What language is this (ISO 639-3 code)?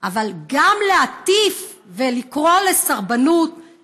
heb